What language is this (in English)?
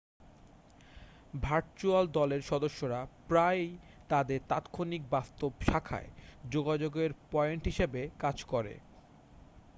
Bangla